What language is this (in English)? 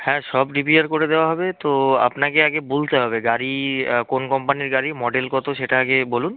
Bangla